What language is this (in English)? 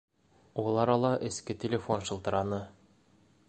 Bashkir